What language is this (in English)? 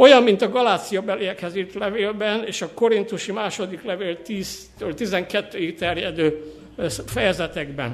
Hungarian